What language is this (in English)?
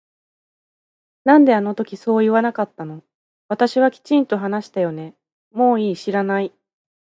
Japanese